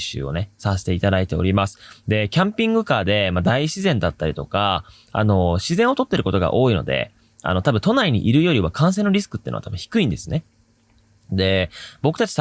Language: Japanese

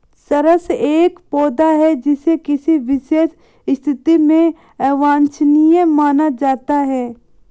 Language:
Hindi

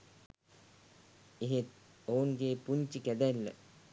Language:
Sinhala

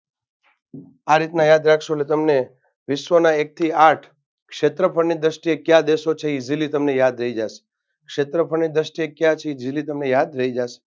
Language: Gujarati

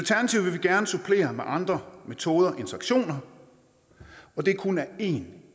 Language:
Danish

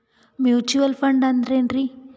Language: Kannada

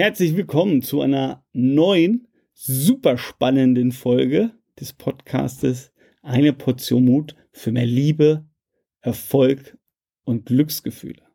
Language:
German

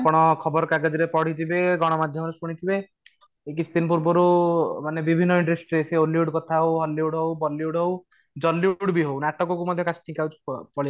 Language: Odia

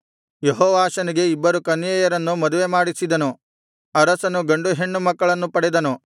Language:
Kannada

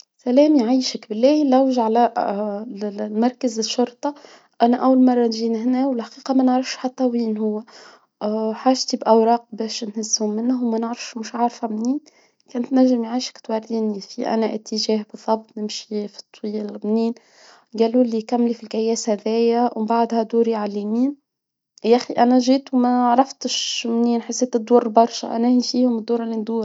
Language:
Tunisian Arabic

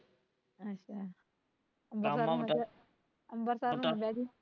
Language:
Punjabi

